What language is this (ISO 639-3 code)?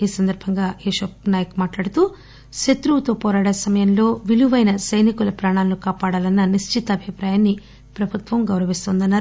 tel